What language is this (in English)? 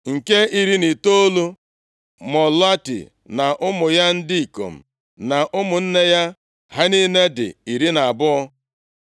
Igbo